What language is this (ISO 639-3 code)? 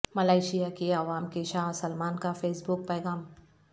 urd